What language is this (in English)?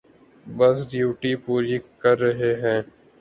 Urdu